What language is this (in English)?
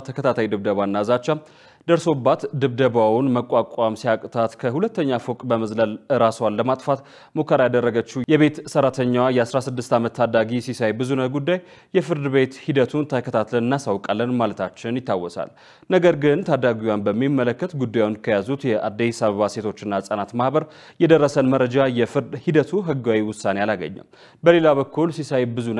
Arabic